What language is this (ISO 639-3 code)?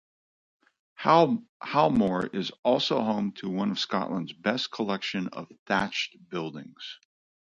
eng